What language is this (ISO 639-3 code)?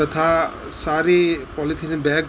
guj